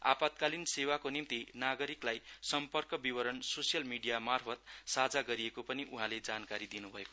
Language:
Nepali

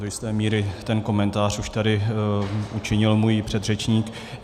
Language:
Czech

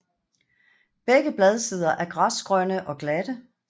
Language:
Danish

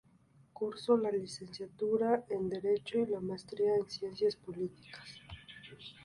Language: Spanish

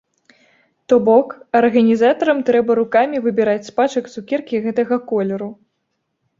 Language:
Belarusian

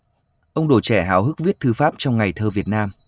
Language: Vietnamese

